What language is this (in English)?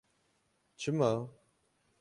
Kurdish